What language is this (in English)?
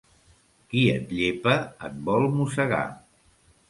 Catalan